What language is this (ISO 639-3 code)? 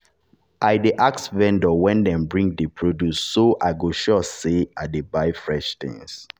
pcm